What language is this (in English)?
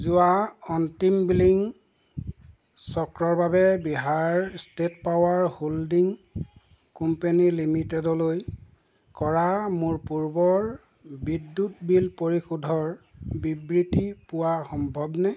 Assamese